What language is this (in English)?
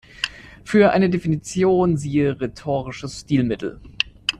German